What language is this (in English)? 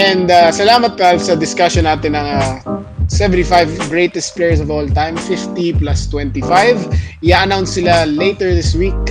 Filipino